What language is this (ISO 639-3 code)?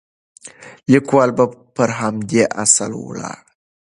pus